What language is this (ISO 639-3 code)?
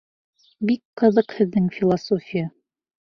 bak